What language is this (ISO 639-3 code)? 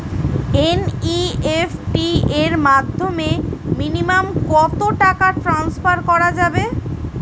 ben